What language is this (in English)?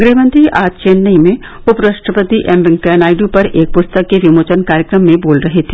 Hindi